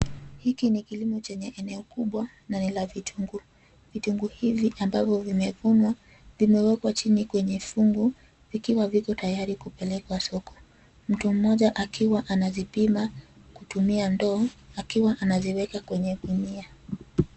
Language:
Swahili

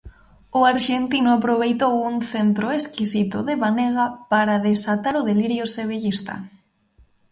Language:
Galician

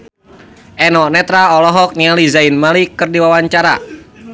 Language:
Sundanese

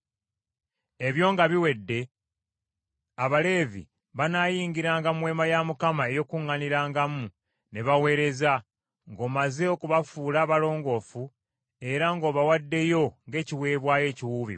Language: Ganda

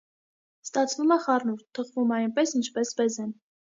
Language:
Armenian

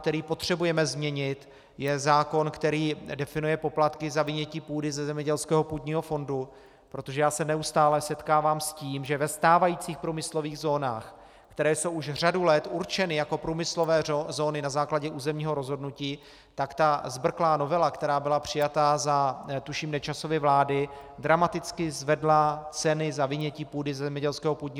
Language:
Czech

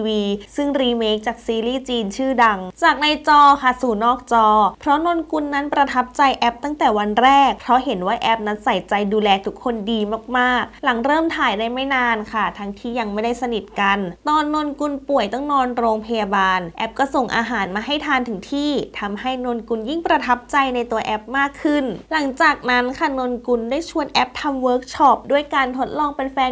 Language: Thai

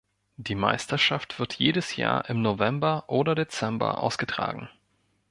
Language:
German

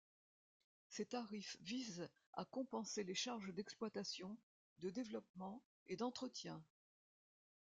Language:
French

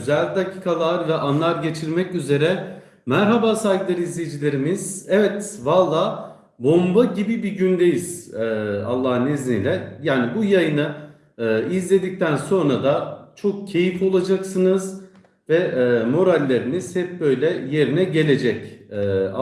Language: Turkish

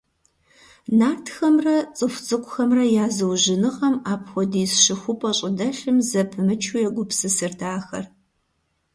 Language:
Kabardian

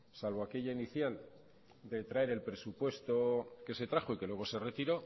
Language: Spanish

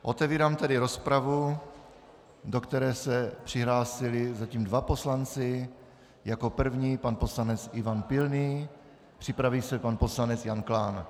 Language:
Czech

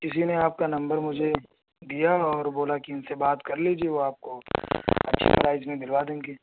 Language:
Urdu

